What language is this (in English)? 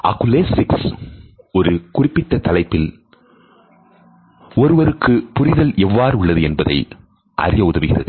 Tamil